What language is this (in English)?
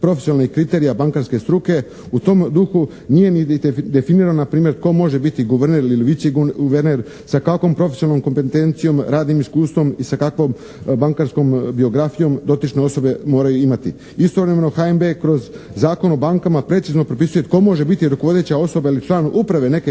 Croatian